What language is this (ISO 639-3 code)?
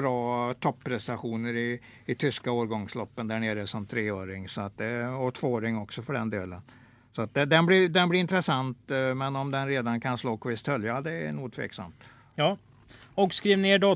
swe